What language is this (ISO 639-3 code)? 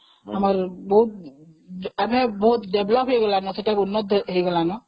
ori